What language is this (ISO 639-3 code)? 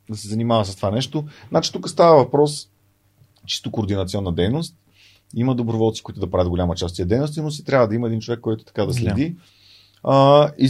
bul